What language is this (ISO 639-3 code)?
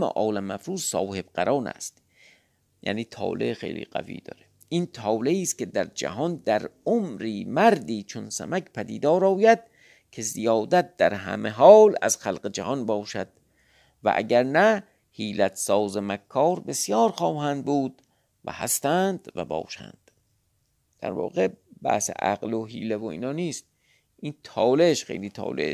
fas